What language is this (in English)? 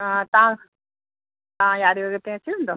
Sindhi